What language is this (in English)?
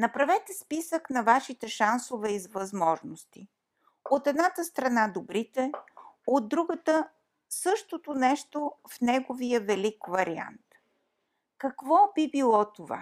Bulgarian